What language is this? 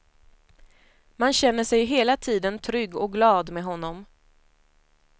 Swedish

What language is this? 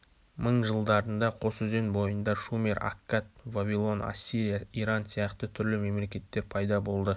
Kazakh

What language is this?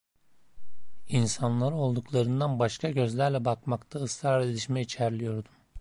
Turkish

